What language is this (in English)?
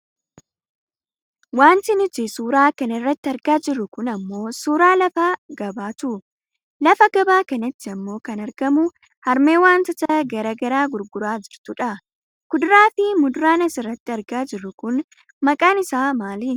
Oromo